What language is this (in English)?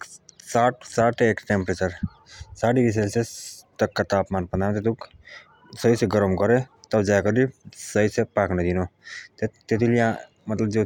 Jaunsari